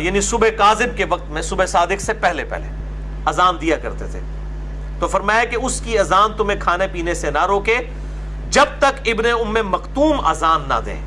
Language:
Urdu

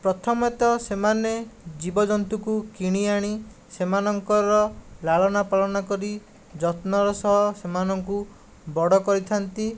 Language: Odia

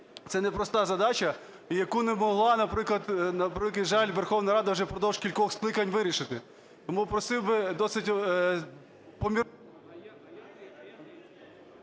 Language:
Ukrainian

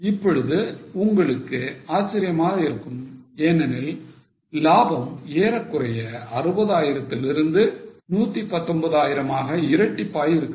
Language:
Tamil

